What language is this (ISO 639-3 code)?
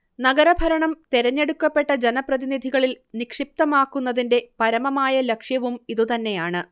mal